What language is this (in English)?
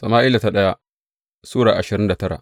Hausa